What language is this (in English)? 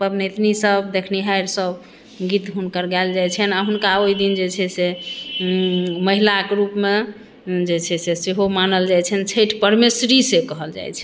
Maithili